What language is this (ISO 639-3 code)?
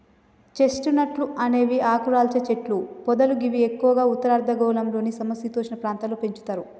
tel